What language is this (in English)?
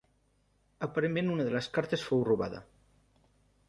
Catalan